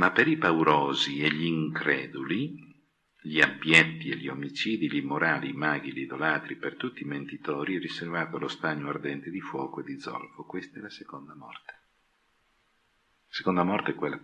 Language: Italian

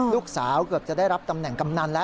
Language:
Thai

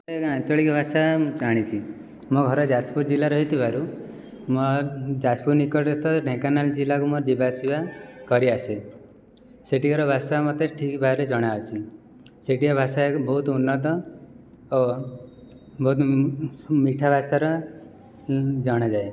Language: Odia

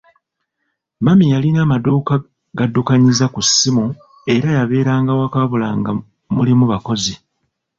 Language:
Ganda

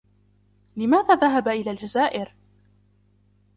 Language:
Arabic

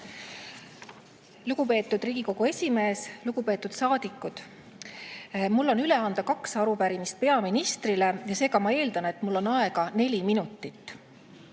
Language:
Estonian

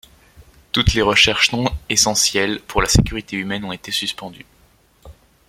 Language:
French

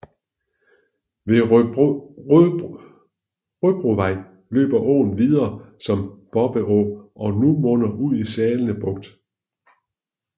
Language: Danish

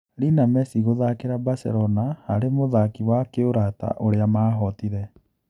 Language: Kikuyu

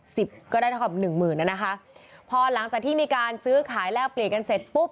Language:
Thai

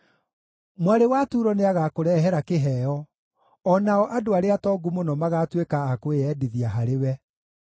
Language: Kikuyu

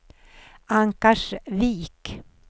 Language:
Swedish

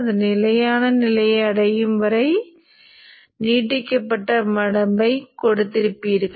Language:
Tamil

